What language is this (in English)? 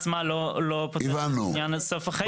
Hebrew